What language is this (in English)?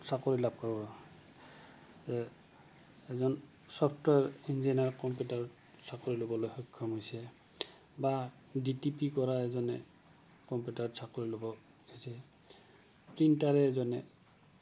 Assamese